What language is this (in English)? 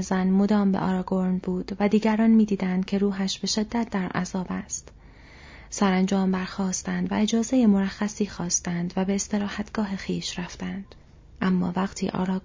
Persian